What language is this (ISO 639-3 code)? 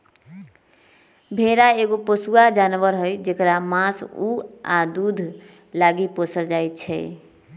mag